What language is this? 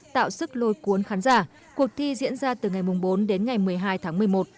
Vietnamese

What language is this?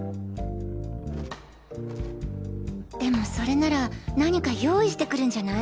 Japanese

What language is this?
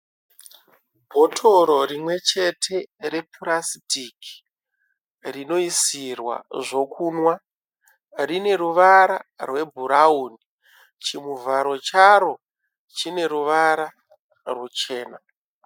Shona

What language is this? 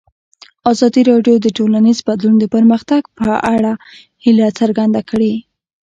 Pashto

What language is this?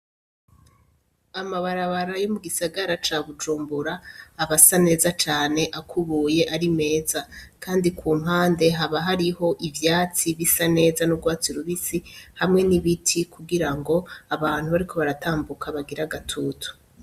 Rundi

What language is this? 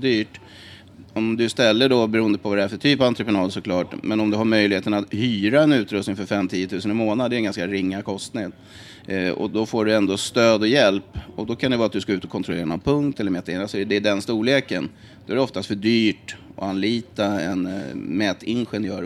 Swedish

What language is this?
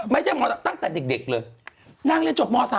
Thai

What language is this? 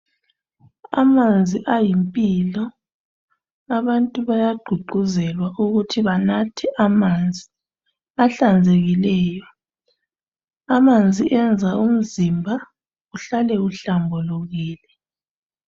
North Ndebele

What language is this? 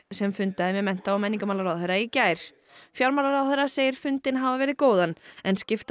Icelandic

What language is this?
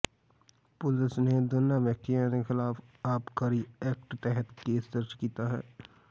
Punjabi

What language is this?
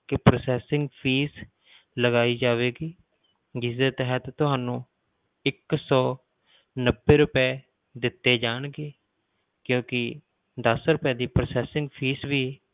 Punjabi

